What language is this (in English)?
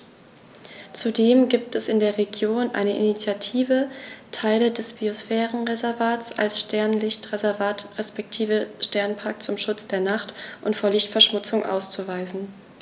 German